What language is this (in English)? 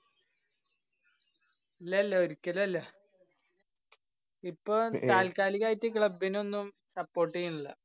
Malayalam